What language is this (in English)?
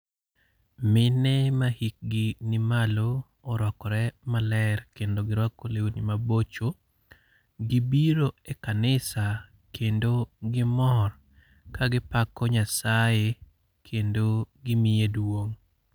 Luo (Kenya and Tanzania)